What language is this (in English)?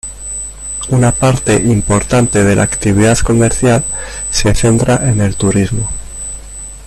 Spanish